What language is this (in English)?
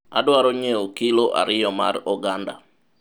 Luo (Kenya and Tanzania)